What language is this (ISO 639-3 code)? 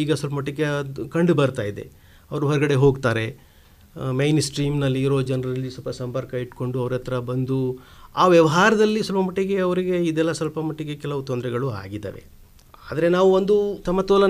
hin